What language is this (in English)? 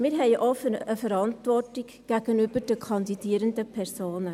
Swiss German